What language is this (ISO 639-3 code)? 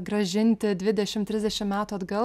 lit